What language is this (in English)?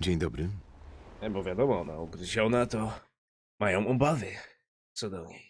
Polish